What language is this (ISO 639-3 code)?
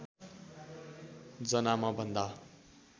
nep